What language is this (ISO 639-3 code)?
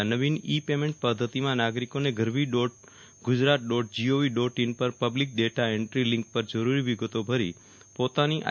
guj